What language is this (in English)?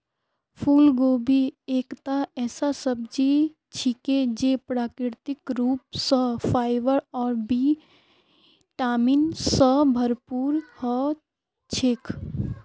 Magahi